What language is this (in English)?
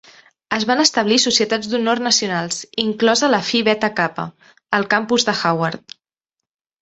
Catalan